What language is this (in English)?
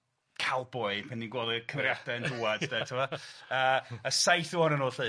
Welsh